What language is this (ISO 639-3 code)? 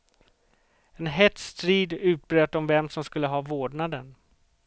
swe